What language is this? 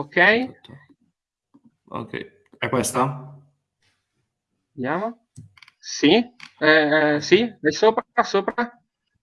Italian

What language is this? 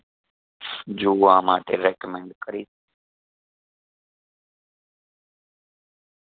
Gujarati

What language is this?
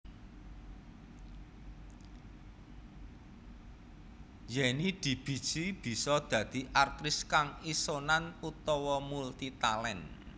Javanese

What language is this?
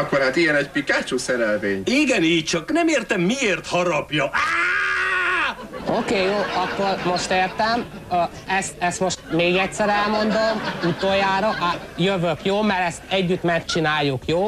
Hungarian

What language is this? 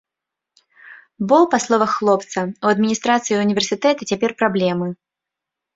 Belarusian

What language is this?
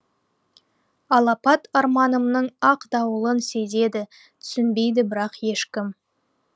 Kazakh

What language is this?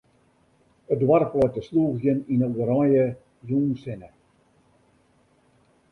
Western Frisian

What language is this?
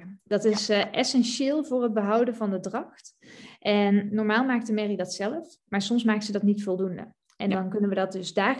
Dutch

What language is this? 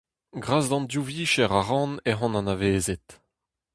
Breton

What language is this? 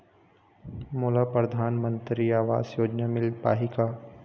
Chhattisgarhi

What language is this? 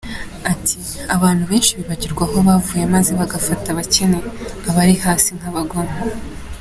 Kinyarwanda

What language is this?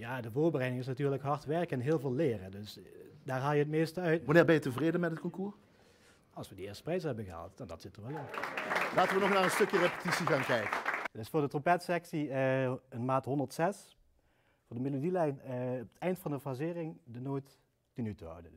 Dutch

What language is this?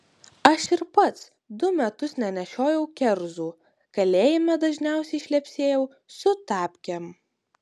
Lithuanian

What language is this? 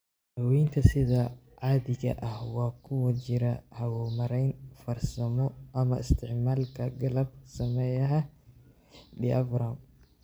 Somali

